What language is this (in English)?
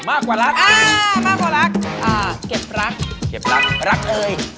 Thai